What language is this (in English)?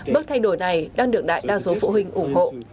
Vietnamese